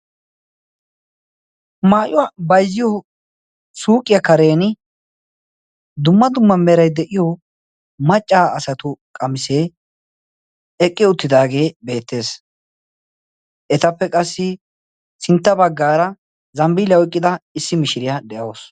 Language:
Wolaytta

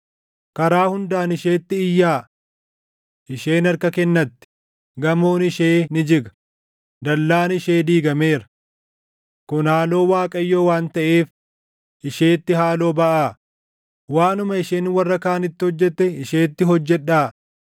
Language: Oromo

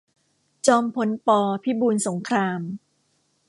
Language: Thai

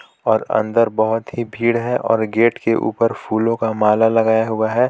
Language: Hindi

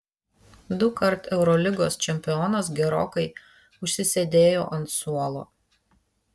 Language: Lithuanian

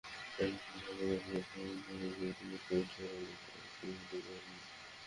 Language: Bangla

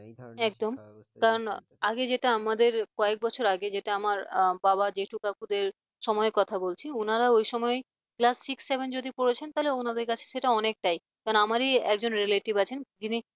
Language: Bangla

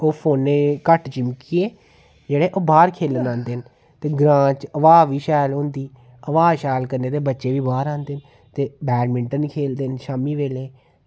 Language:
Dogri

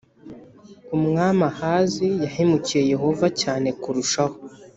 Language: Kinyarwanda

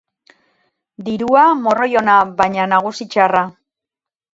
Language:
Basque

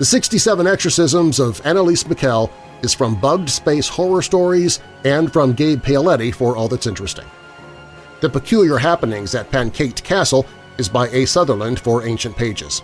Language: English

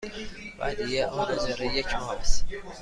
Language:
Persian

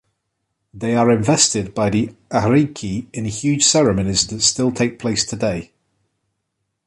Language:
English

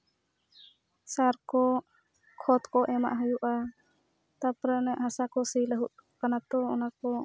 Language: Santali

